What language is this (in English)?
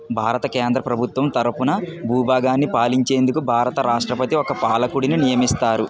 Telugu